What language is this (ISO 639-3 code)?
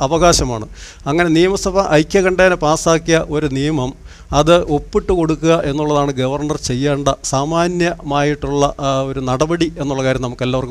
mal